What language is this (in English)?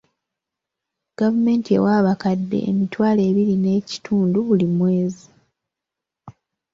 Ganda